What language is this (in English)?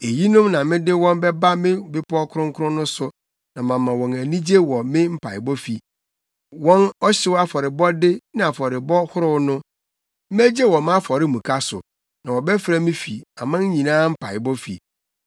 Akan